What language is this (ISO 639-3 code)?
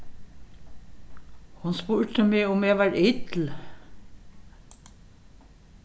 fao